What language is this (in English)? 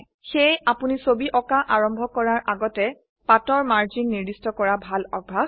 Assamese